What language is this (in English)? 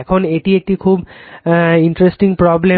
Bangla